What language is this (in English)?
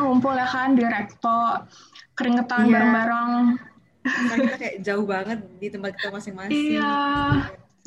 Indonesian